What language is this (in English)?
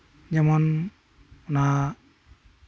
Santali